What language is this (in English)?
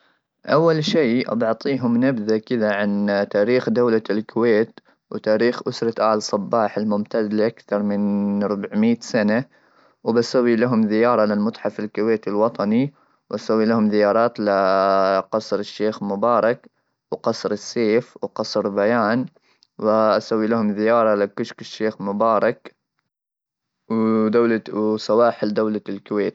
Gulf Arabic